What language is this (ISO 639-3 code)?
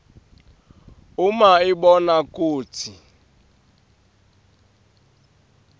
ssw